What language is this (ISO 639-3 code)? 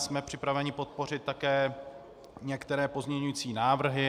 ces